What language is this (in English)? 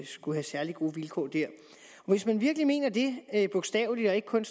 Danish